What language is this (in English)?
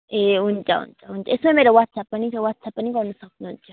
Nepali